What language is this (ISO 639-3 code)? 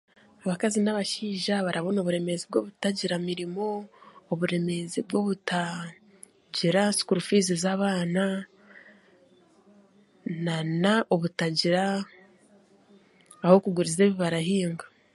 cgg